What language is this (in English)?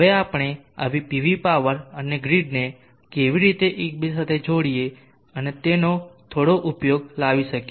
Gujarati